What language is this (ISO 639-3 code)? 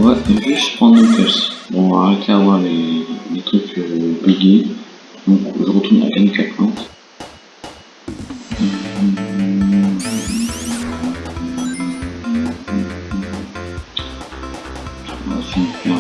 fra